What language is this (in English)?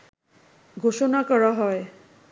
Bangla